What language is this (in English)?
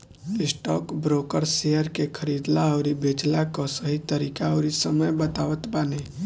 Bhojpuri